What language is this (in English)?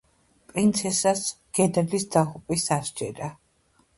Georgian